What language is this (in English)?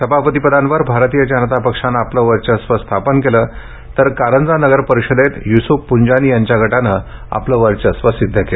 Marathi